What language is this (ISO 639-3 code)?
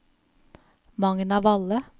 nor